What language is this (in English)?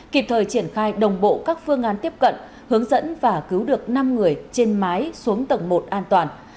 Vietnamese